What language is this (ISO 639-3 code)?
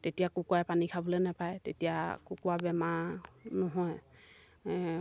asm